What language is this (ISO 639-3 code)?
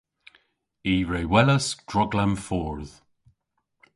cor